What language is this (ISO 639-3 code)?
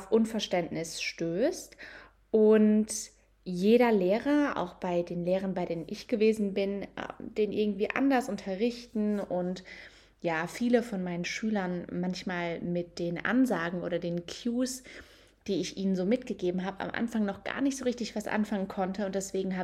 deu